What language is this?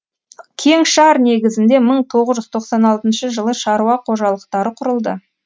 Kazakh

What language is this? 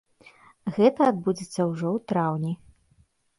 Belarusian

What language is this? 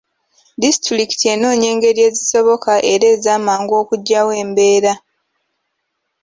Ganda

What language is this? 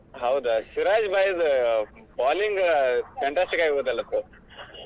Kannada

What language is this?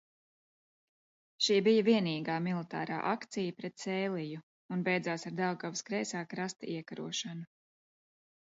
Latvian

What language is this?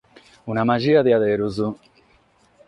Sardinian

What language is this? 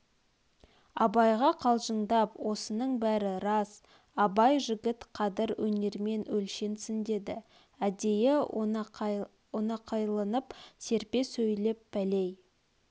Kazakh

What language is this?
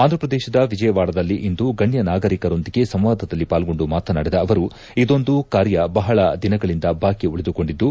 Kannada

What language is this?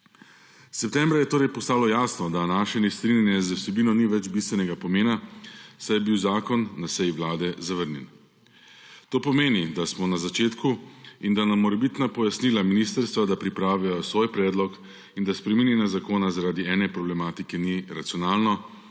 Slovenian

